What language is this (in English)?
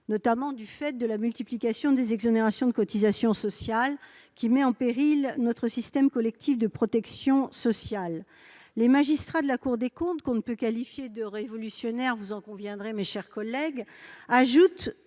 French